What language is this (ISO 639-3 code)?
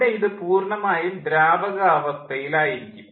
mal